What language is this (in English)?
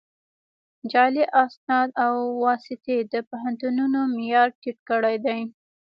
Pashto